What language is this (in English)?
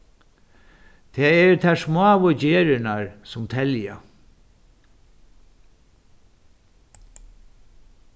Faroese